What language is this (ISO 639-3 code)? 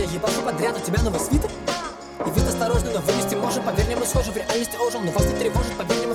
rus